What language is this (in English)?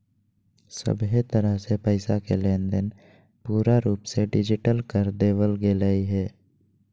Magahi